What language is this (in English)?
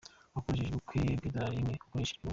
Kinyarwanda